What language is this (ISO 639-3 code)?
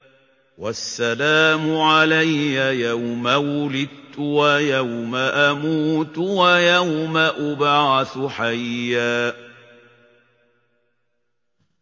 ara